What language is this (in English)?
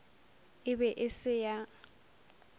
Northern Sotho